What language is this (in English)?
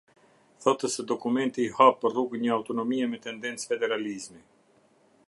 Albanian